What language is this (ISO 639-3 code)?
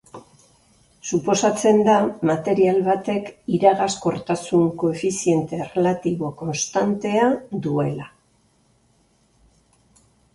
eus